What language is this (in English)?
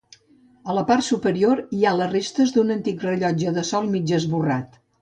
Catalan